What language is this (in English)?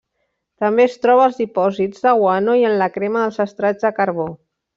Catalan